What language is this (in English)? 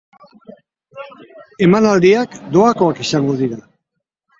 Basque